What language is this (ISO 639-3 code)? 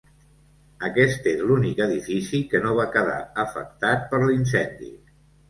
cat